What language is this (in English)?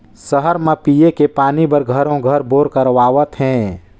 Chhattisgarhi